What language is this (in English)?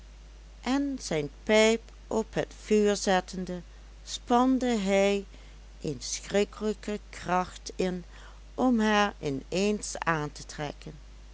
Dutch